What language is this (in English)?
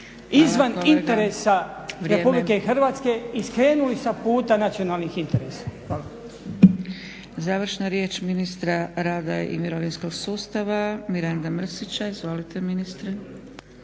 Croatian